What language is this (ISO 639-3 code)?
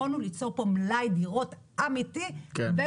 heb